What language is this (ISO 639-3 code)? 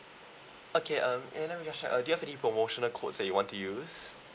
eng